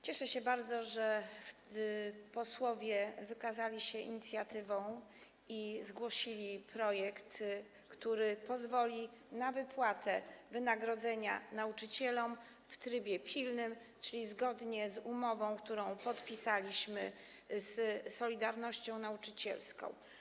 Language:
Polish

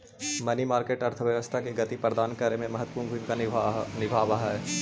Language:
Magahi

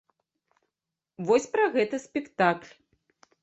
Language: Belarusian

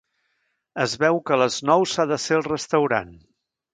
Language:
Catalan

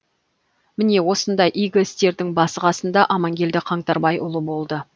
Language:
Kazakh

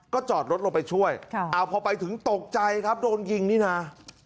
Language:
Thai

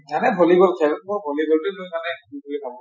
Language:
Assamese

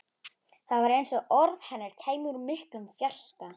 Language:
Icelandic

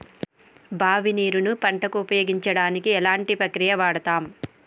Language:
Telugu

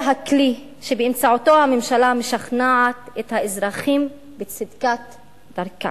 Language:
Hebrew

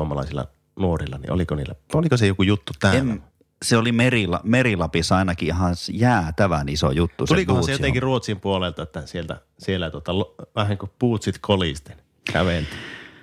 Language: Finnish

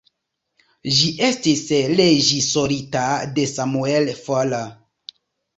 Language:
Esperanto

